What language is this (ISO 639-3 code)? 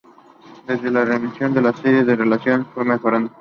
spa